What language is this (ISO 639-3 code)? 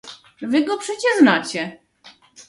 pol